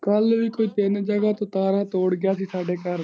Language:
Punjabi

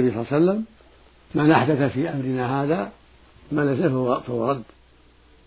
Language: Arabic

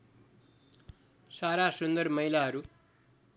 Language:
Nepali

